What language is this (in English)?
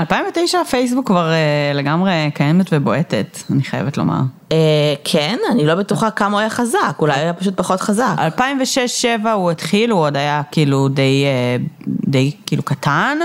Hebrew